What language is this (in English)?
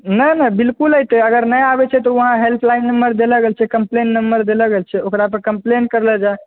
Maithili